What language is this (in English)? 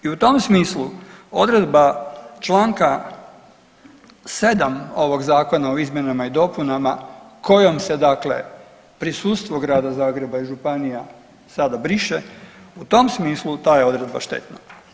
Croatian